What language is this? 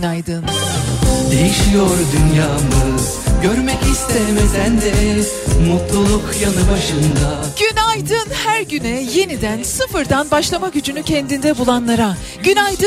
Turkish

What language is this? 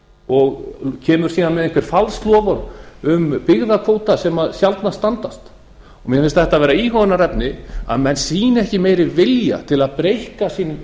Icelandic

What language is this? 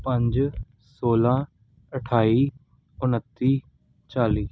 Punjabi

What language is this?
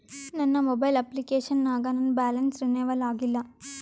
Kannada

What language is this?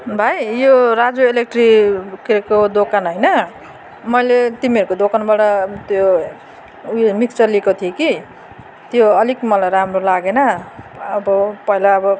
Nepali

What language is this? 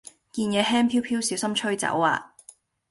Cantonese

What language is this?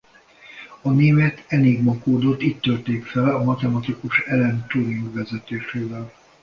Hungarian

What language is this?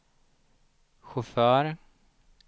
Swedish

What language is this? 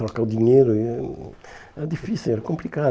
Portuguese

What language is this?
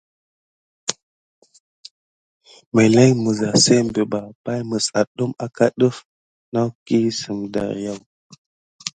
Gidar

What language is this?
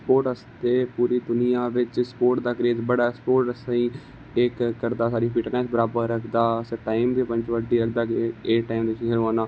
Dogri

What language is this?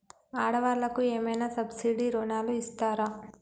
Telugu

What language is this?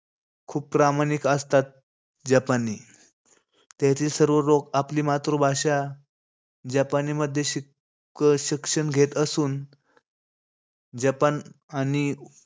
Marathi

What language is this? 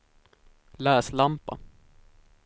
Swedish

